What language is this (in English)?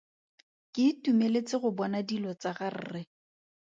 Tswana